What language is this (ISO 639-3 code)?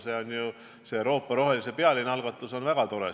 est